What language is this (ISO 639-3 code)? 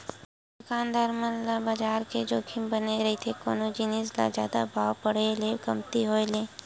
hne